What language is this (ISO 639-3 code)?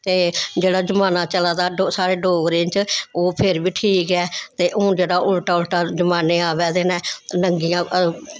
doi